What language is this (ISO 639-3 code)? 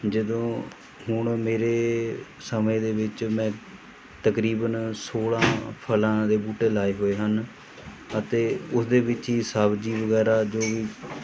pan